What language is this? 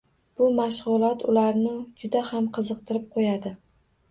Uzbek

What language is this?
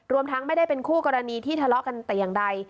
Thai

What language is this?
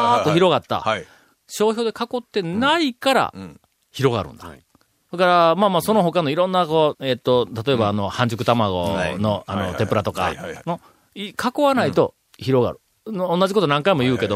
Japanese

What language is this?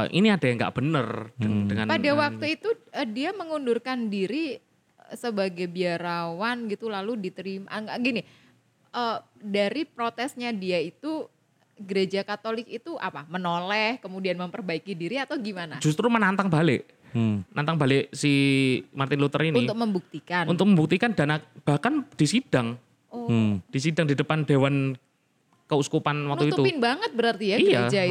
Indonesian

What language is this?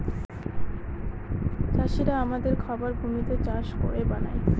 Bangla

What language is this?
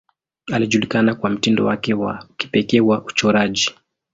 Swahili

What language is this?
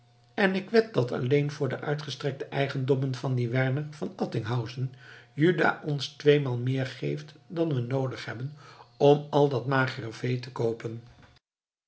Dutch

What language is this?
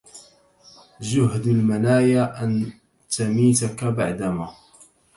Arabic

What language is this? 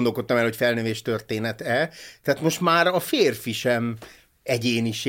Hungarian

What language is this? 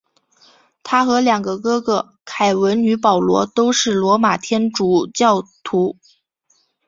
Chinese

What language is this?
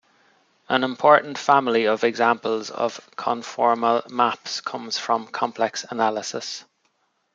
English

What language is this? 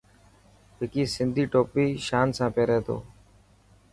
Dhatki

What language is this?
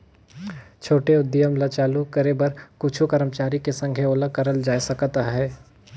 Chhattisgarhi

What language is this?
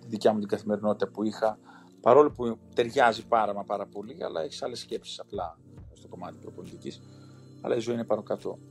Greek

